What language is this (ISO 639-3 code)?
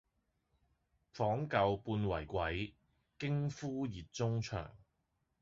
yue